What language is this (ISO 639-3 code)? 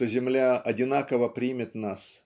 rus